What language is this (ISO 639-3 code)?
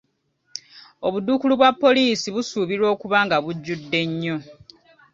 lug